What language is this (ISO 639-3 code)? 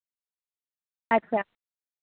doi